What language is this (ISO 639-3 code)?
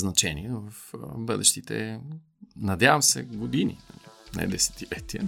bul